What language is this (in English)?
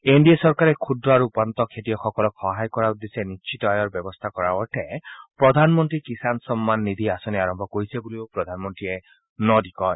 Assamese